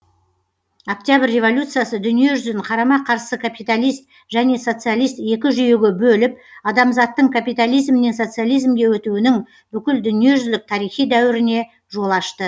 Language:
Kazakh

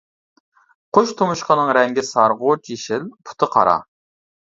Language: Uyghur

